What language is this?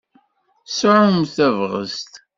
Kabyle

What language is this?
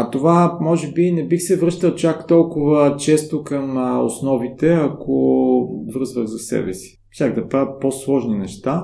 Bulgarian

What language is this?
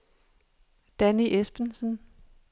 Danish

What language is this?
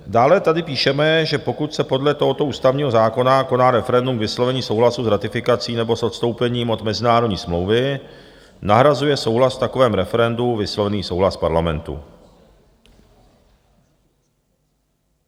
Czech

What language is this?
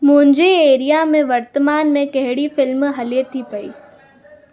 Sindhi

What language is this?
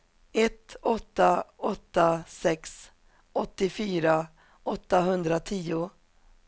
Swedish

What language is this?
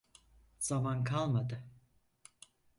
Turkish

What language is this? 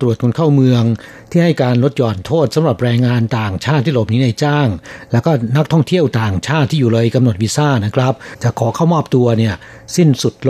Thai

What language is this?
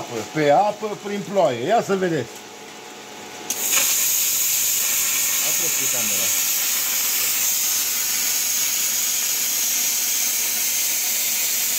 Romanian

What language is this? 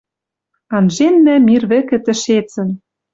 Western Mari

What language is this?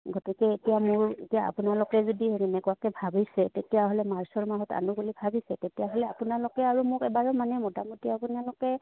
Assamese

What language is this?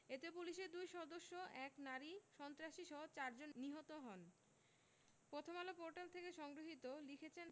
Bangla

